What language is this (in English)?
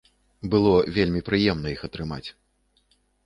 Belarusian